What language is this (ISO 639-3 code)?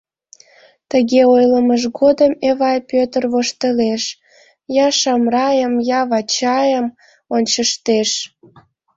chm